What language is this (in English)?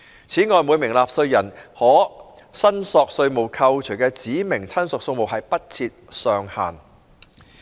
Cantonese